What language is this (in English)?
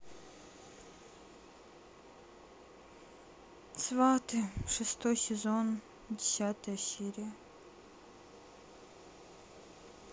Russian